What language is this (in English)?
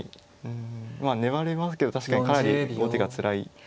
Japanese